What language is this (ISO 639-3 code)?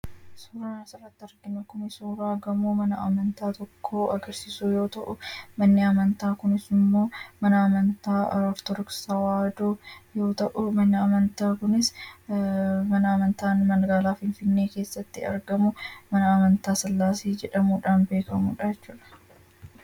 orm